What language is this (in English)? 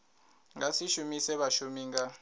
Venda